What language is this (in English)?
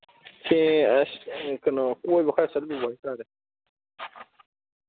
Manipuri